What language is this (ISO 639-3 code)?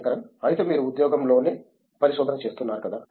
tel